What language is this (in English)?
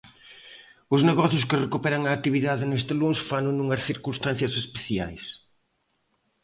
Galician